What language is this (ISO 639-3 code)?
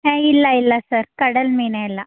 kan